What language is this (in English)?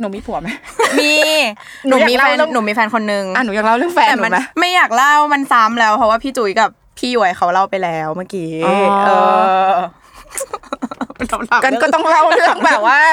Thai